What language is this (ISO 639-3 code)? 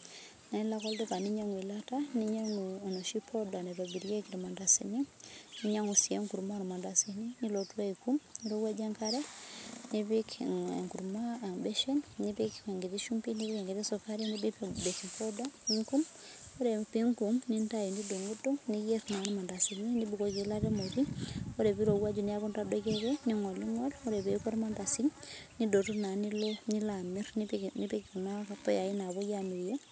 mas